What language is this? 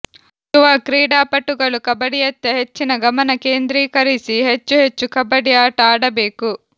Kannada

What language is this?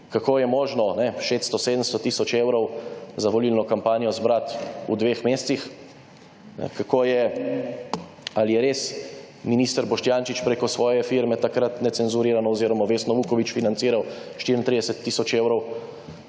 Slovenian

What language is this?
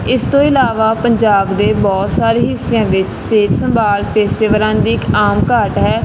Punjabi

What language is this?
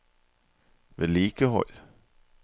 Norwegian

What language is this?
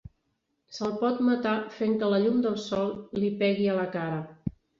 Catalan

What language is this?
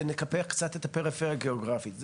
Hebrew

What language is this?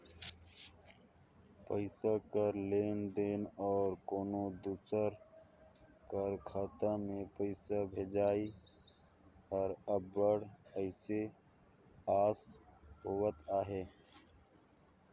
Chhattisgarhi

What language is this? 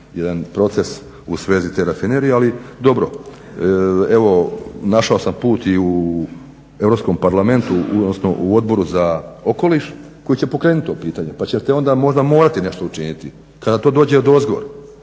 Croatian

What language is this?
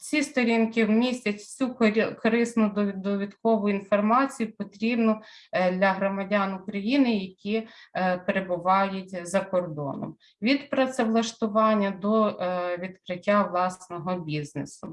Ukrainian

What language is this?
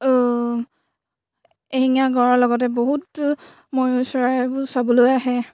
Assamese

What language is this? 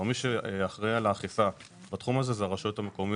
Hebrew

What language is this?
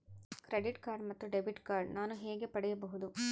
Kannada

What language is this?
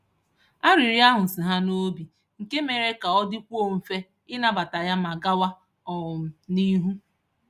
Igbo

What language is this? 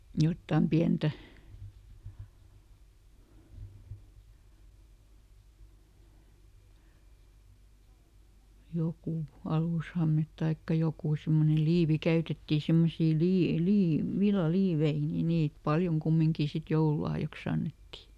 Finnish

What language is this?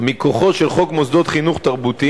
Hebrew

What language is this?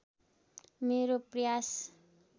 Nepali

